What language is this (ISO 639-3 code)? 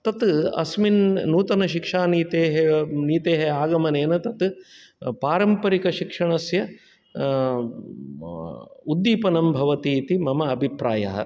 san